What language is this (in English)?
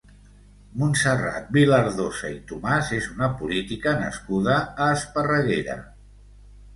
Catalan